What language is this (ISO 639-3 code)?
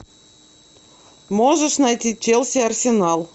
rus